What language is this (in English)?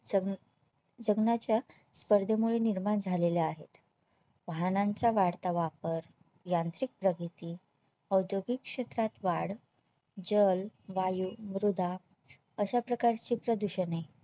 Marathi